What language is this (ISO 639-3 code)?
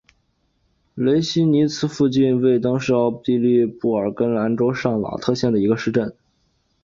zho